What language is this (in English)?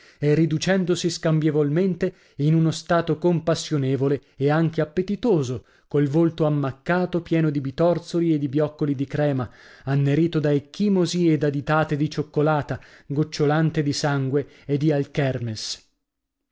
Italian